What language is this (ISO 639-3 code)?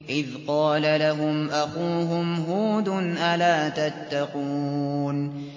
ara